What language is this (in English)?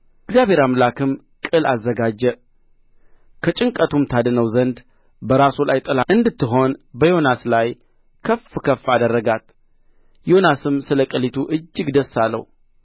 Amharic